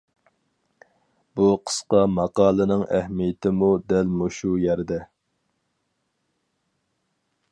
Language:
Uyghur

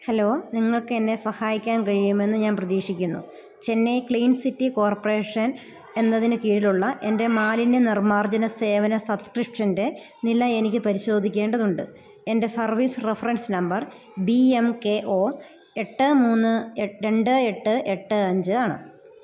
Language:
Malayalam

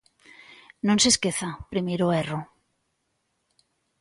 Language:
Galician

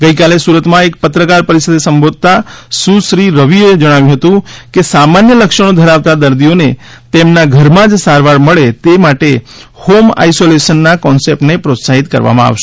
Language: Gujarati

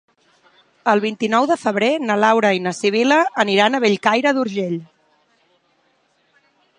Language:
Catalan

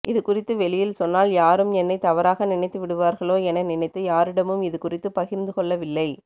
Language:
Tamil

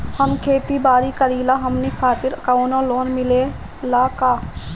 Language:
Bhojpuri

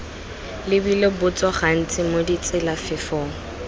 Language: Tswana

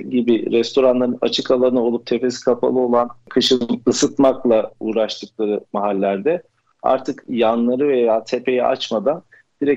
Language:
Turkish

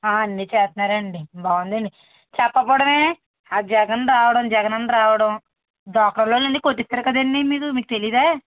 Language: Telugu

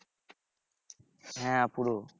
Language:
Bangla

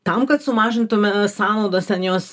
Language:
Lithuanian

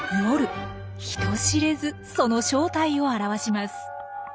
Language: Japanese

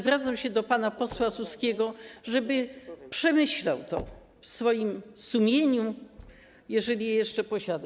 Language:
Polish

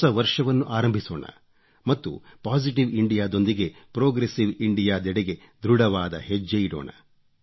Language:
Kannada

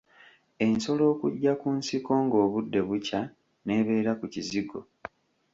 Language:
Ganda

